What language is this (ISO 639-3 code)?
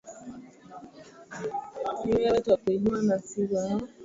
swa